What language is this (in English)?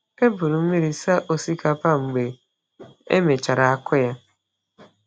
Igbo